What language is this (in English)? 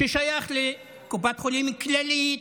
Hebrew